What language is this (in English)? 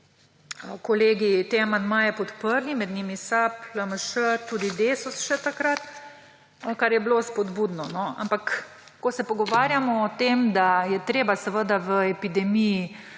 Slovenian